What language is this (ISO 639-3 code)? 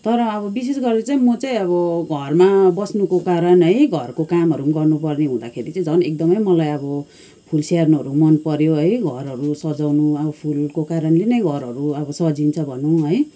nep